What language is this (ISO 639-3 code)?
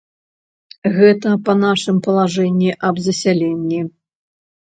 bel